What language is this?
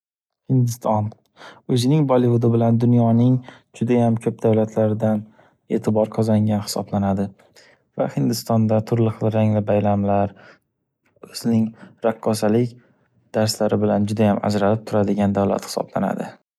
Uzbek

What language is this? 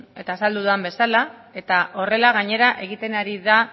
Basque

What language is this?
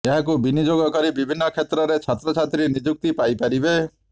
Odia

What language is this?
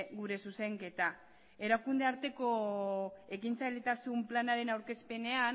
Basque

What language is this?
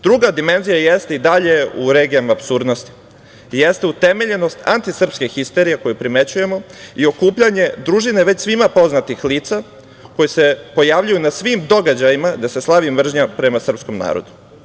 Serbian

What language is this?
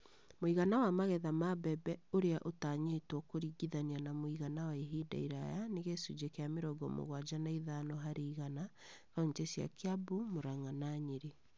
Kikuyu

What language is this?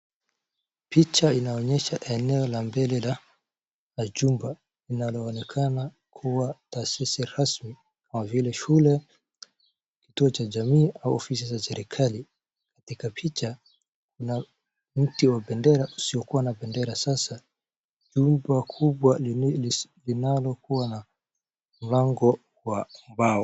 Swahili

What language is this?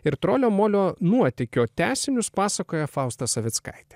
Lithuanian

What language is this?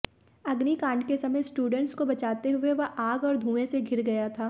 Hindi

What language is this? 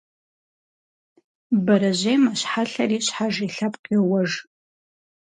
Kabardian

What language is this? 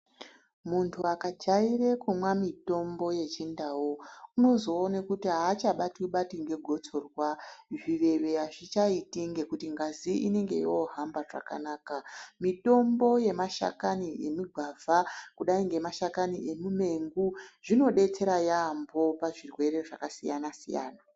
Ndau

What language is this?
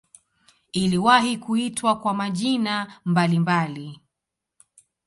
Swahili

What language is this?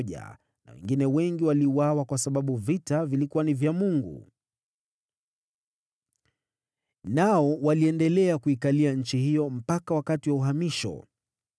Swahili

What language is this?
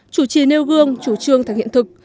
Vietnamese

